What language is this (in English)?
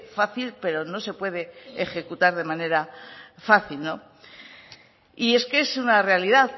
Spanish